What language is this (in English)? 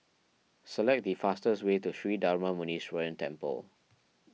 English